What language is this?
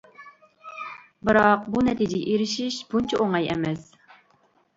Uyghur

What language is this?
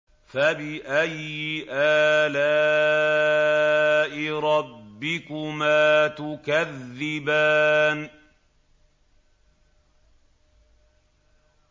Arabic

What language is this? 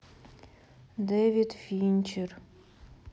Russian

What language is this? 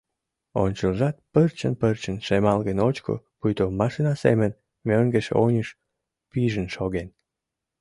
Mari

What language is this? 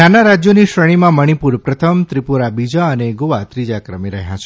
Gujarati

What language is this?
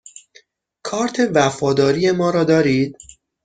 Persian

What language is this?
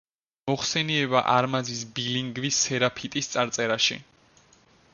Georgian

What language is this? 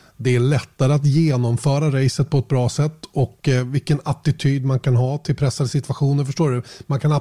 Swedish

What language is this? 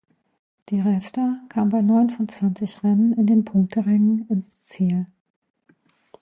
German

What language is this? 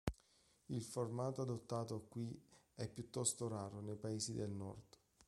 Italian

